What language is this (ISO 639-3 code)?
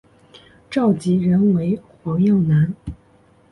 zho